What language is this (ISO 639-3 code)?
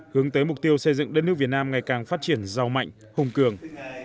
vie